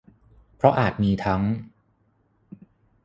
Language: Thai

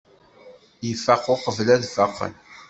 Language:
Kabyle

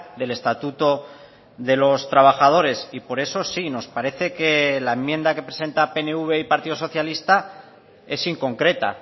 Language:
Spanish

